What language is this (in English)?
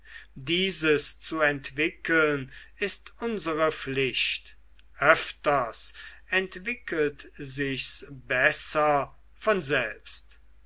German